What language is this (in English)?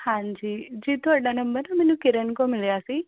Punjabi